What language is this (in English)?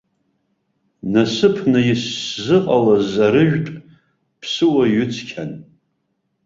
Abkhazian